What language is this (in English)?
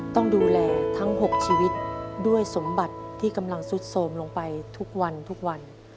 Thai